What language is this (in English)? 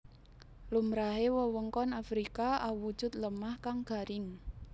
Javanese